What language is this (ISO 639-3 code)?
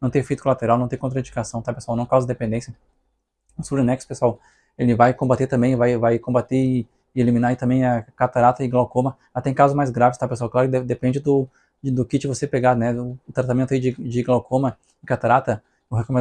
por